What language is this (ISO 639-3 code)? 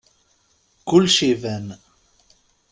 kab